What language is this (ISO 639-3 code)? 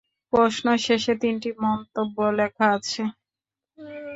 ben